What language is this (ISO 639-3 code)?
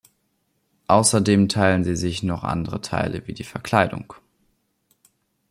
deu